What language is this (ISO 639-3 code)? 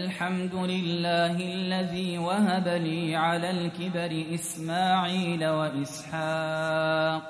ara